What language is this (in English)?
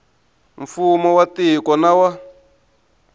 Tsonga